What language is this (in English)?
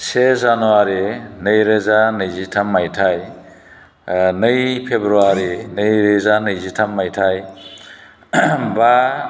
Bodo